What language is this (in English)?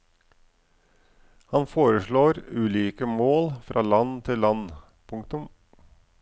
Norwegian